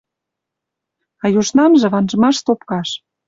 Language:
Western Mari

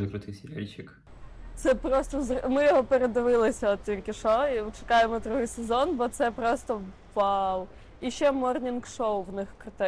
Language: Ukrainian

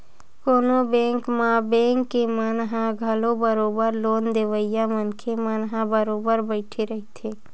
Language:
Chhattisgarhi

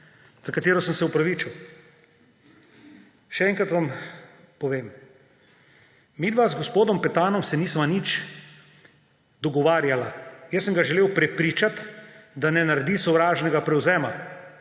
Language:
Slovenian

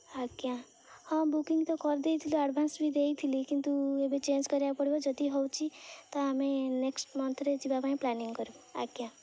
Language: Odia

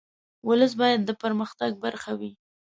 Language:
Pashto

